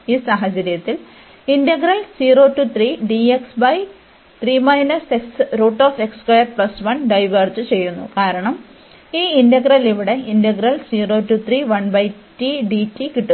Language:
Malayalam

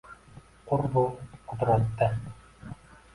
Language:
Uzbek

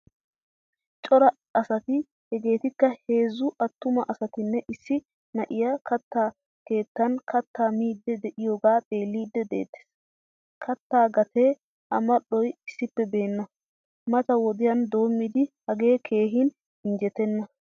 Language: Wolaytta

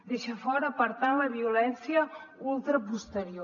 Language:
Catalan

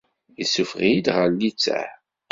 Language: Kabyle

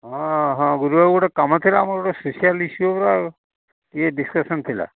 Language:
Odia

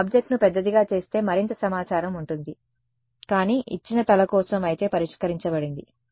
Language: Telugu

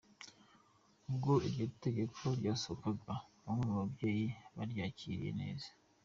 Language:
Kinyarwanda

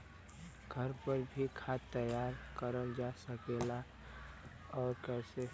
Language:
Bhojpuri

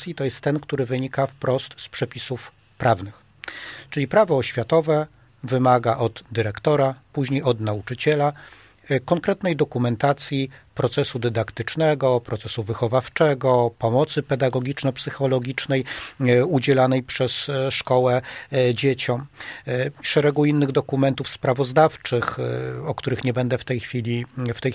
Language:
Polish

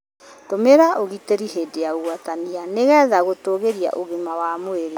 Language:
Kikuyu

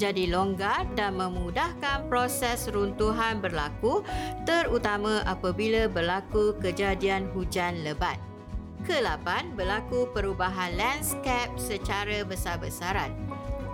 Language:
Malay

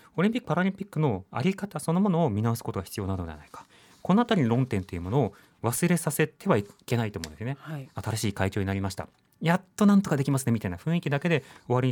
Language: Japanese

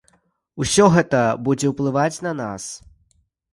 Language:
Belarusian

